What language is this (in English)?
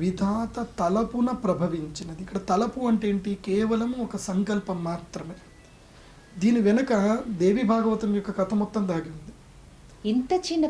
English